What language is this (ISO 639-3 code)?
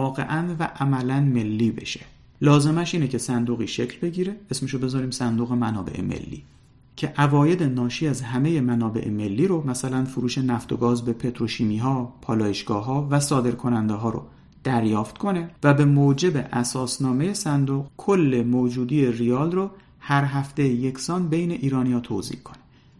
fas